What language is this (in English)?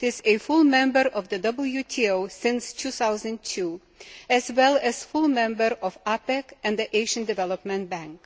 English